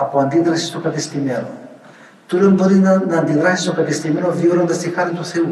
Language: Greek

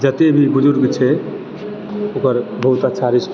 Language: Maithili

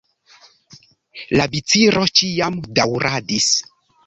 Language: Esperanto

